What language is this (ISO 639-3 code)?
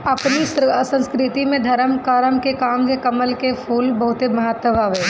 bho